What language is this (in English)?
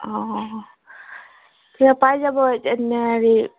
Assamese